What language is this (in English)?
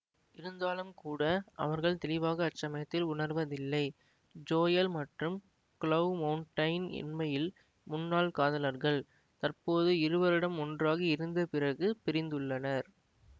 Tamil